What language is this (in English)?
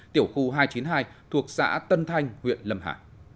Vietnamese